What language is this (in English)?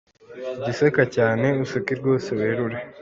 Kinyarwanda